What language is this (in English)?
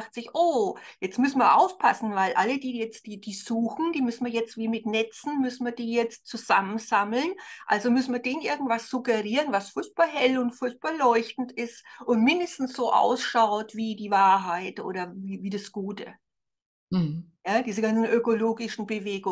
German